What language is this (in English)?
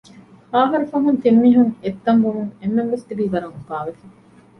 Divehi